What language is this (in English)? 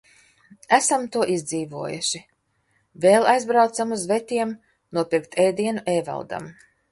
Latvian